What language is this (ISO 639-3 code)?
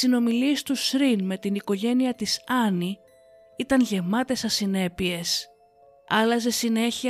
ell